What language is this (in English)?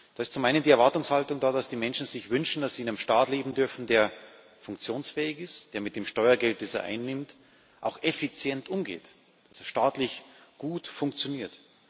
German